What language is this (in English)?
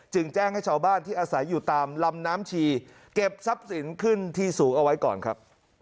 Thai